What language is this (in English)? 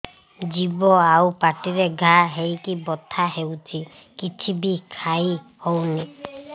Odia